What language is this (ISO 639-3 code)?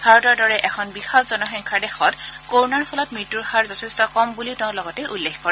asm